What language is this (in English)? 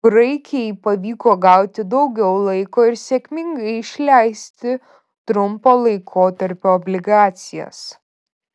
Lithuanian